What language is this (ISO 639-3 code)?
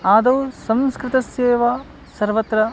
san